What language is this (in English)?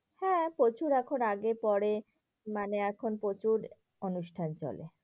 Bangla